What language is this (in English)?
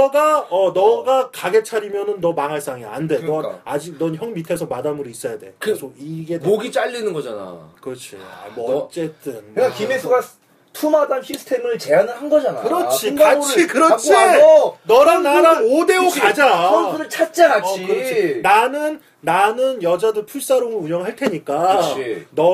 Korean